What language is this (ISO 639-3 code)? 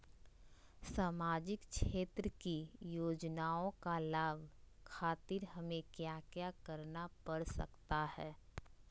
mag